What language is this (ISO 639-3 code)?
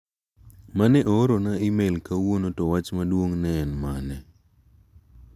luo